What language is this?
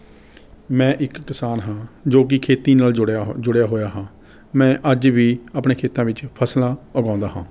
Punjabi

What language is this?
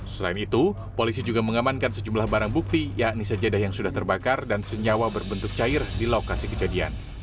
Indonesian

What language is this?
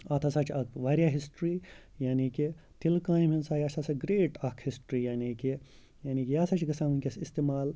Kashmiri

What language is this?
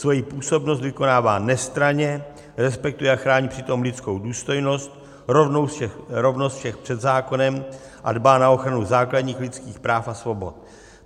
Czech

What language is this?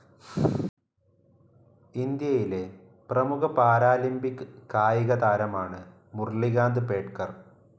Malayalam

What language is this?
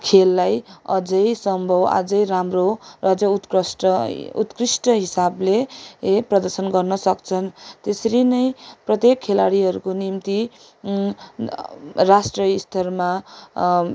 Nepali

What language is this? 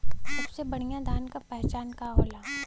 Bhojpuri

